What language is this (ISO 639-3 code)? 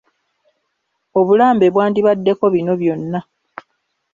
lug